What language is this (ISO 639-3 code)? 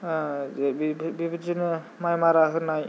brx